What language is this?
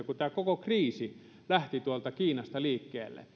Finnish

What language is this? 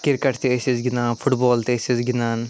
Kashmiri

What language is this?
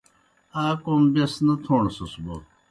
Kohistani Shina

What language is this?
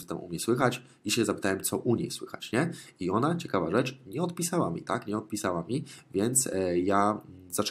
Polish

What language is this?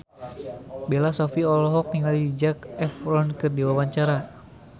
Sundanese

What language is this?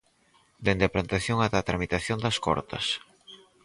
Galician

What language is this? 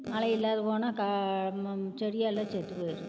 Tamil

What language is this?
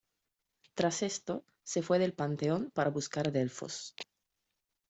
Spanish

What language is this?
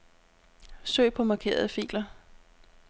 Danish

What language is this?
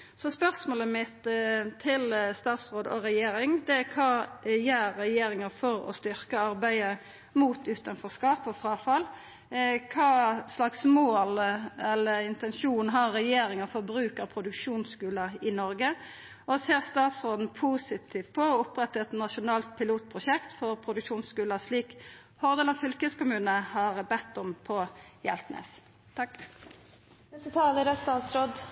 Norwegian Nynorsk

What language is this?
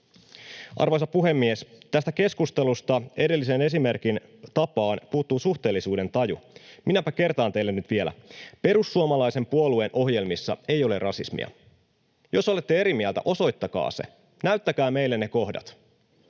Finnish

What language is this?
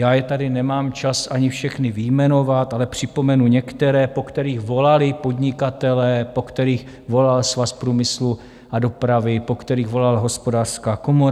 Czech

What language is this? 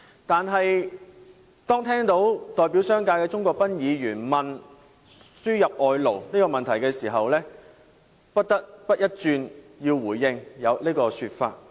Cantonese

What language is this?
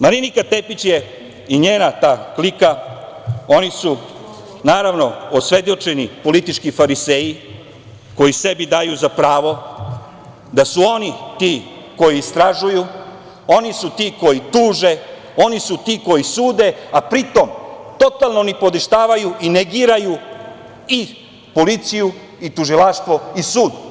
Serbian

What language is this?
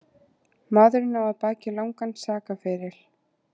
Icelandic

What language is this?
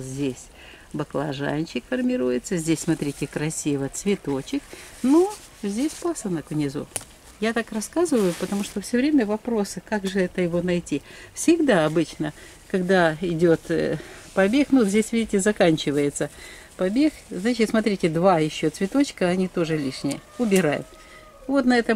Russian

